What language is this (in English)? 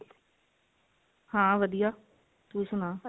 Punjabi